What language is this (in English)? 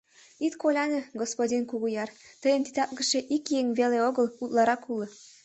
Mari